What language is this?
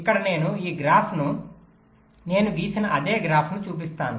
Telugu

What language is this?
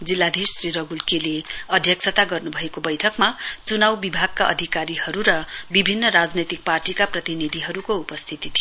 Nepali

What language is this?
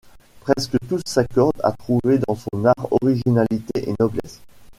French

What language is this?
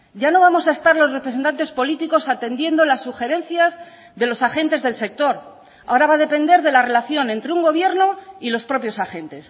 Spanish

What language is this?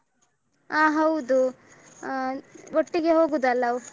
Kannada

